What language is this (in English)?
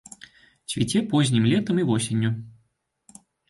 Belarusian